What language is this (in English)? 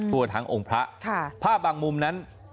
Thai